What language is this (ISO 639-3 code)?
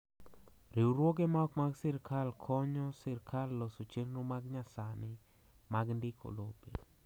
luo